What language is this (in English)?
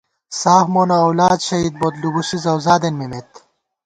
Gawar-Bati